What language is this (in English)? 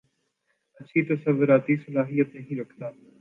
Urdu